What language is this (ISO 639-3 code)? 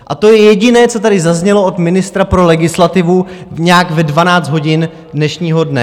ces